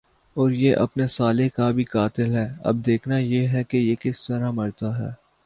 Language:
Urdu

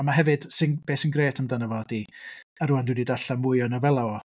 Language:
Welsh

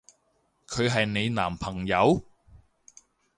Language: Cantonese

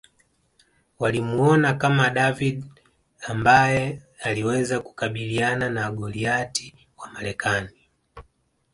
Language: Swahili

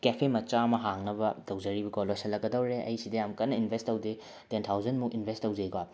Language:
Manipuri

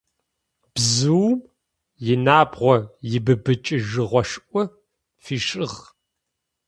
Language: Adyghe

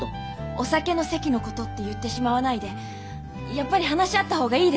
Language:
Japanese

